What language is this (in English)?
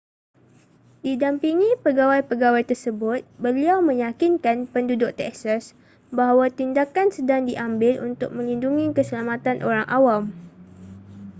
Malay